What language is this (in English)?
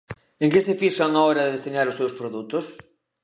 Galician